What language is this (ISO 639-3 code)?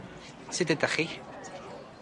cym